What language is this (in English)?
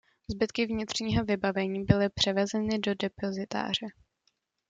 Czech